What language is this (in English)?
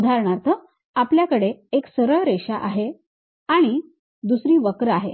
Marathi